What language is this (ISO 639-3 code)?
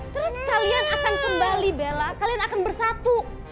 ind